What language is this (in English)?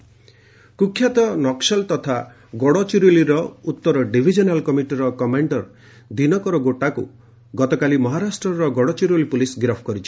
Odia